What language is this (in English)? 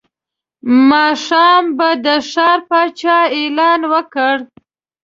Pashto